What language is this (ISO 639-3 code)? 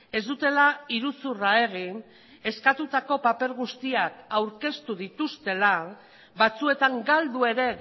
eus